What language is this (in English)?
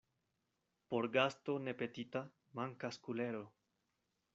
Esperanto